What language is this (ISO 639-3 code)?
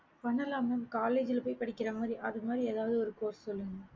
tam